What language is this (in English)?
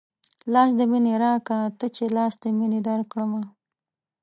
Pashto